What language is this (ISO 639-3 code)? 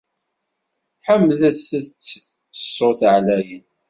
kab